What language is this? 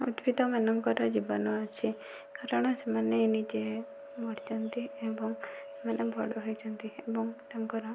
Odia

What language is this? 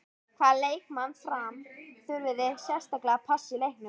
Icelandic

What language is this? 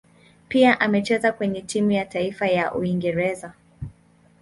Swahili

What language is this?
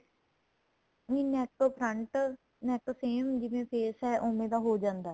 Punjabi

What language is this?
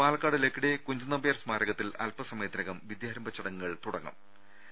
Malayalam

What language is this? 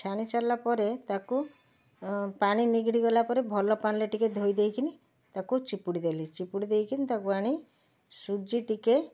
Odia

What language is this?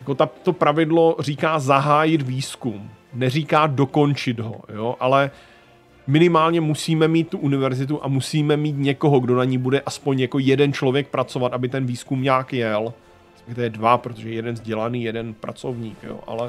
Czech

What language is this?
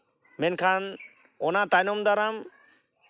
Santali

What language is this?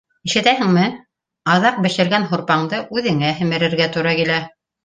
Bashkir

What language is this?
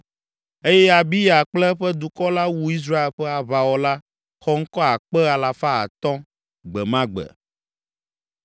Ewe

